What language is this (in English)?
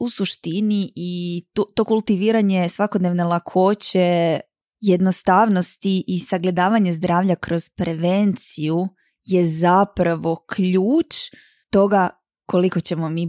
Croatian